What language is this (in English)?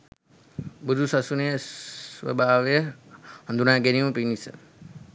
Sinhala